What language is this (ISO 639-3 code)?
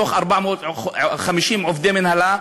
heb